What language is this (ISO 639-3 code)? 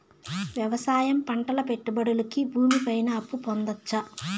tel